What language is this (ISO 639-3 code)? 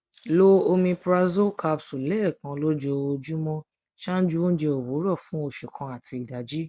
yor